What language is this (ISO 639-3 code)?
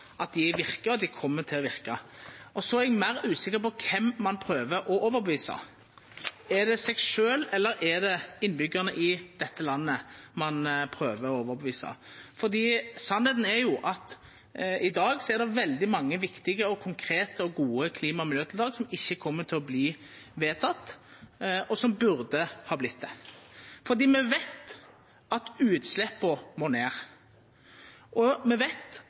nno